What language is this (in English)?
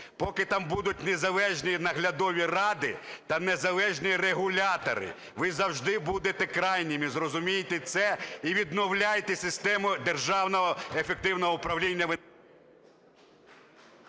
Ukrainian